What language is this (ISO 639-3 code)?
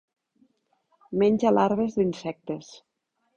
cat